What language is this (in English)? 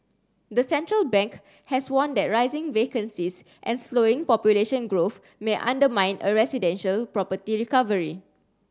English